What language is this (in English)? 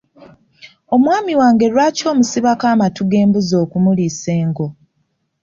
Ganda